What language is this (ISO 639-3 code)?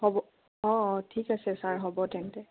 asm